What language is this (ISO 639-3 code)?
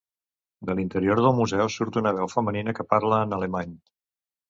cat